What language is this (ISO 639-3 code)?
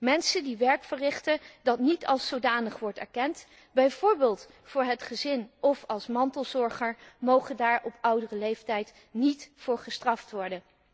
nld